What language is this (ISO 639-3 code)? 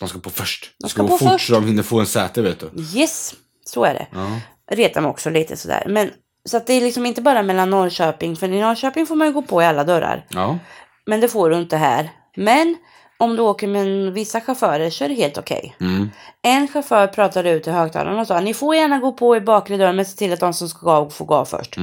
swe